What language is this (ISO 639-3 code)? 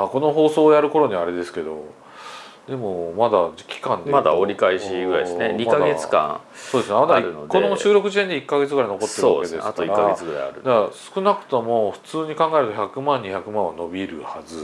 jpn